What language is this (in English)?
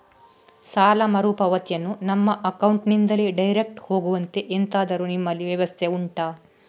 Kannada